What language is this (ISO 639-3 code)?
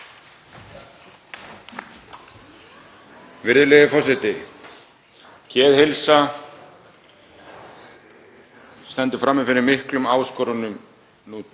isl